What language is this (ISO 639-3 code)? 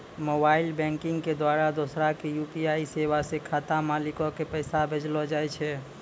mai